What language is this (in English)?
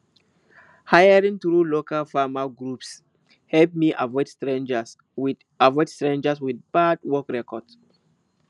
Nigerian Pidgin